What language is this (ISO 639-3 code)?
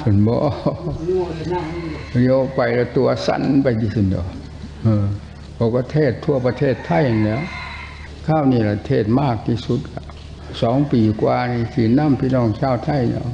tha